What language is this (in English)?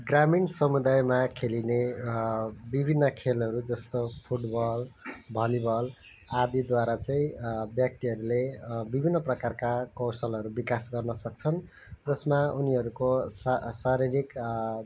Nepali